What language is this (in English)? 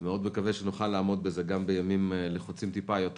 Hebrew